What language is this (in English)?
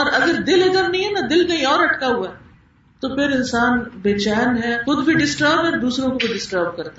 Urdu